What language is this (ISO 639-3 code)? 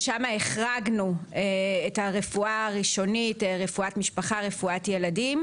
heb